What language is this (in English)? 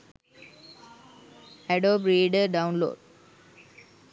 Sinhala